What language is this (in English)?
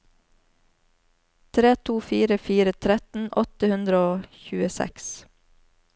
Norwegian